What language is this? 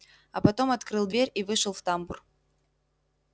Russian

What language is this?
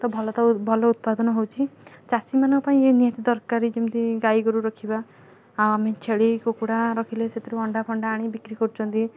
Odia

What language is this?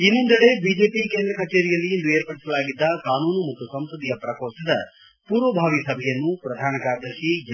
Kannada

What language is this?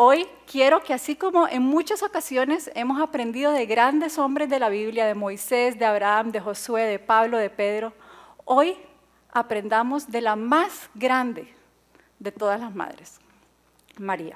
Spanish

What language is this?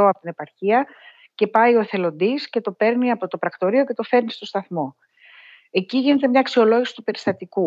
Greek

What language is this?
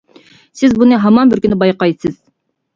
Uyghur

